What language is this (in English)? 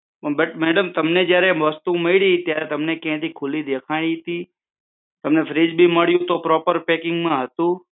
Gujarati